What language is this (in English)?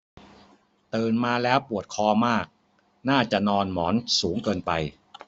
Thai